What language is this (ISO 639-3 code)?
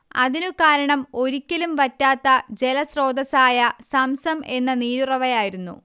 mal